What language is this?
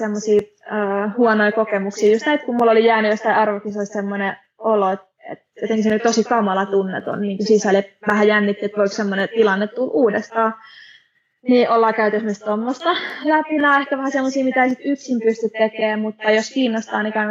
Finnish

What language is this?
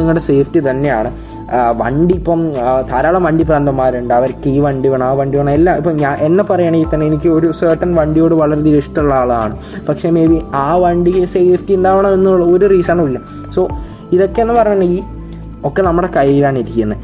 Malayalam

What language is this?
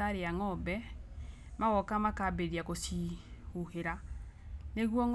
Kikuyu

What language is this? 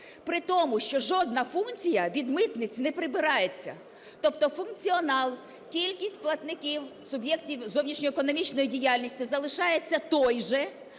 Ukrainian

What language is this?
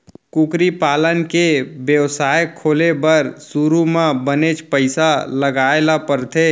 Chhattisgarhi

